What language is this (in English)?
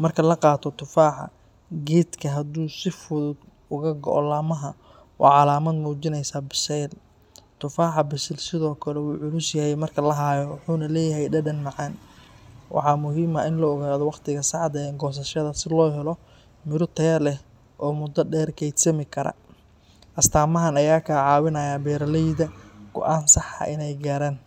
Somali